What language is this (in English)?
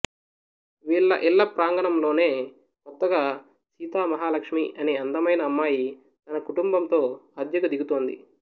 Telugu